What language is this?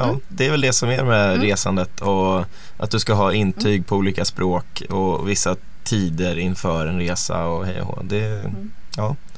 Swedish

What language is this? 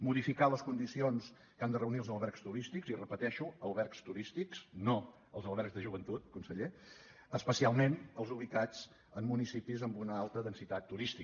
Catalan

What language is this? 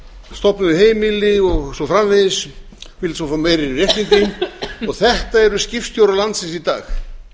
Icelandic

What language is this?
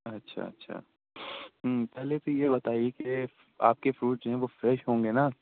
Urdu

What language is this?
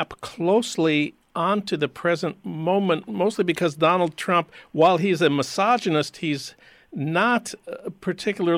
English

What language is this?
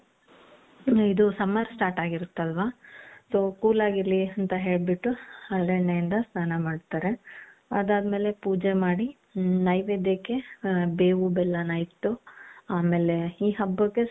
Kannada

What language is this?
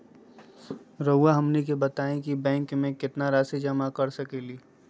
Magahi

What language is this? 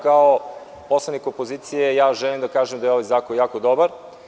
Serbian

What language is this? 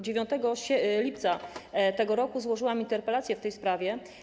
Polish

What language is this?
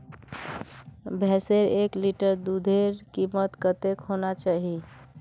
Magahi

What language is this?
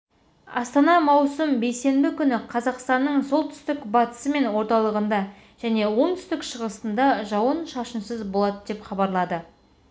Kazakh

